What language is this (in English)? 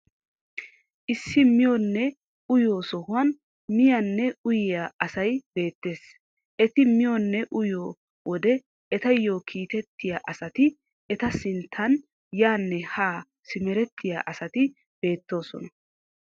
Wolaytta